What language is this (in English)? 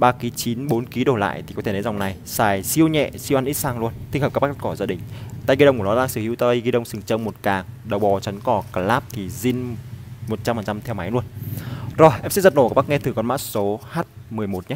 Vietnamese